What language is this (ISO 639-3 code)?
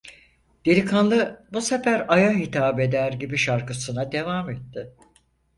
tur